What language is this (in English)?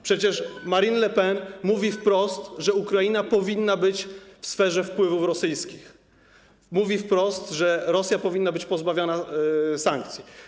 Polish